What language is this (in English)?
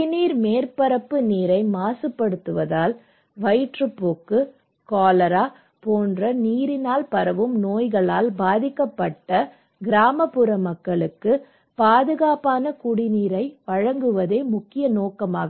Tamil